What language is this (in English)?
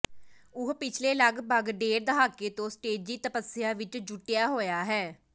Punjabi